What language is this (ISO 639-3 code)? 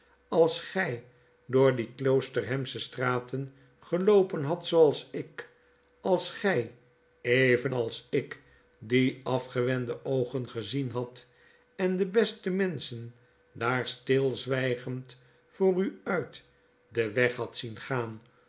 nld